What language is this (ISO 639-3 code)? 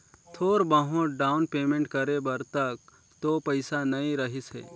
hne